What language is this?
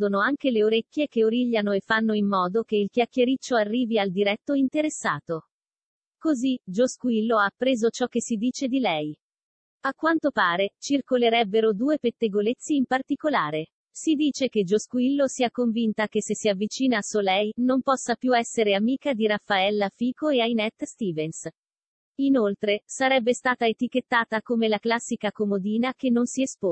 Italian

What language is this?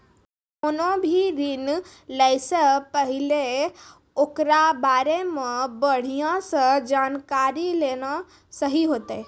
Maithili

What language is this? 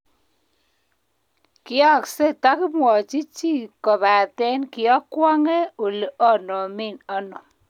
Kalenjin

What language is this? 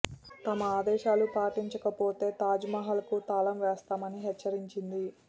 Telugu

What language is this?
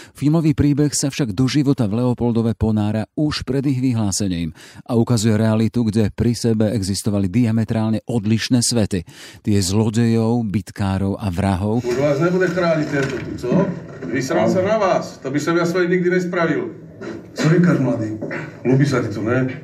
Slovak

